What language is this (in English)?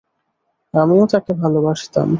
Bangla